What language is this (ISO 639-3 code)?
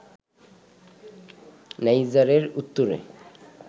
ben